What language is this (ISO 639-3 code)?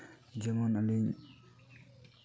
sat